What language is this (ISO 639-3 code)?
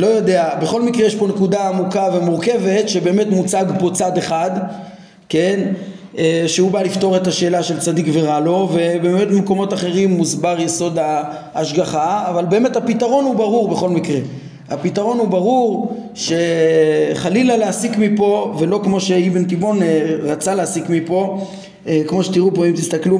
heb